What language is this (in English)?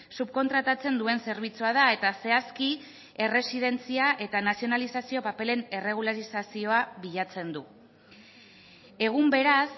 Basque